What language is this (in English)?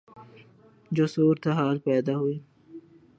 Urdu